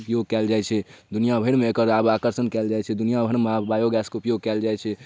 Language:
Maithili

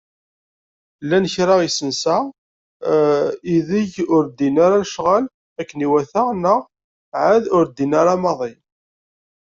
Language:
Kabyle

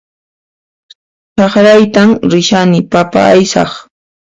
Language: Puno Quechua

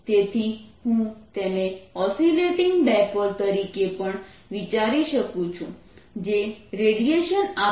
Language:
Gujarati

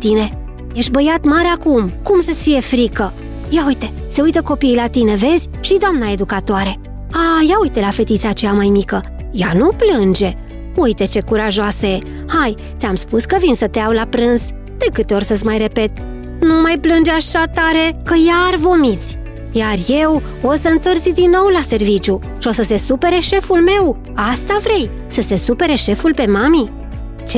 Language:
Romanian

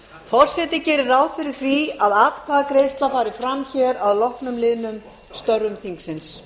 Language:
Icelandic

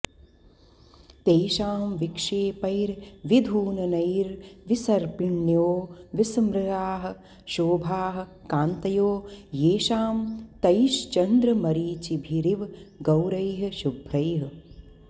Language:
Sanskrit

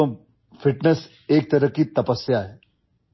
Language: Urdu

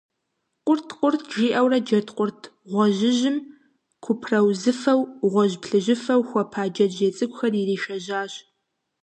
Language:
Kabardian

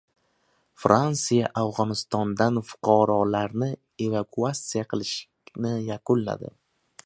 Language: Uzbek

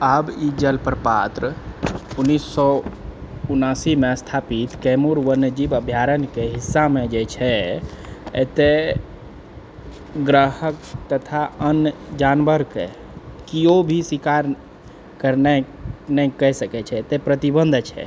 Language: Maithili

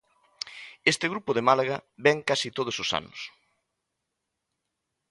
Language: Galician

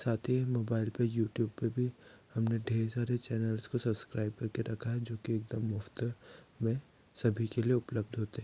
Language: Hindi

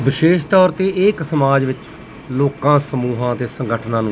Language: Punjabi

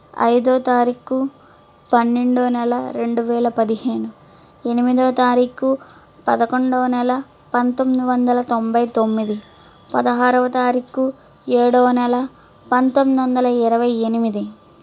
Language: Telugu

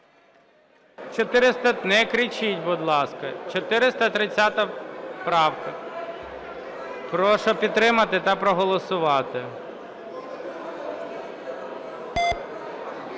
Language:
Ukrainian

